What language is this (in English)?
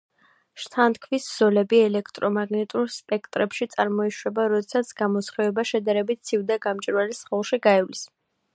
Georgian